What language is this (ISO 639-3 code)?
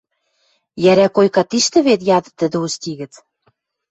mrj